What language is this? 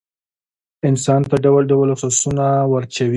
Pashto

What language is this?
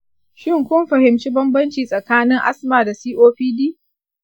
Hausa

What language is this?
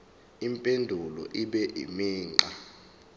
Zulu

